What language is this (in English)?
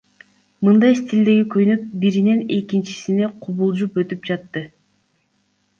Kyrgyz